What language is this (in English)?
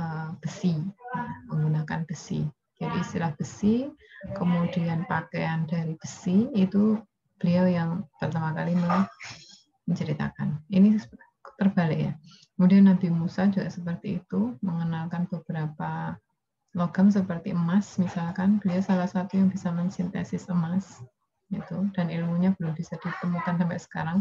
Indonesian